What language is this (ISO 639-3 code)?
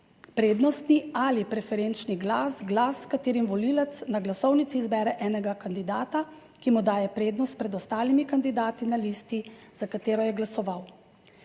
slv